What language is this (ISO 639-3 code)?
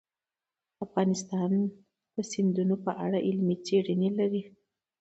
pus